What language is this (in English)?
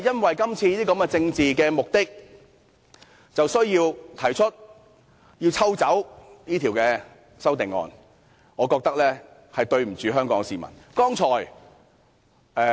Cantonese